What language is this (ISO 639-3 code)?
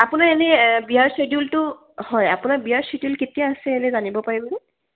asm